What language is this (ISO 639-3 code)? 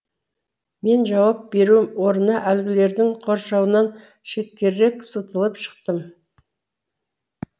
kaz